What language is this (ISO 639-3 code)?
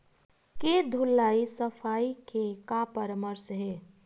hne